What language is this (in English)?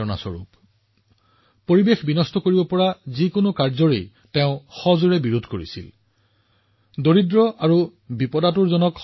Assamese